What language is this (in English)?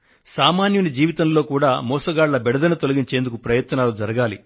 Telugu